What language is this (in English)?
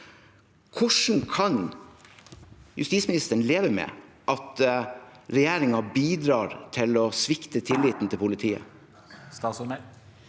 Norwegian